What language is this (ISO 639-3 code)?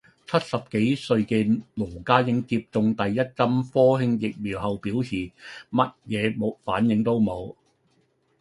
yue